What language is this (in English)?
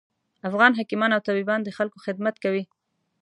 Pashto